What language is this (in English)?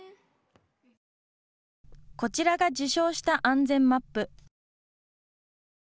Japanese